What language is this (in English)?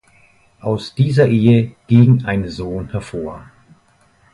German